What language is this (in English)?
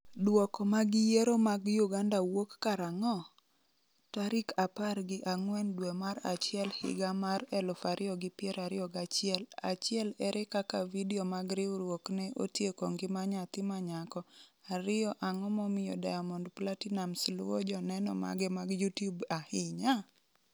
Luo (Kenya and Tanzania)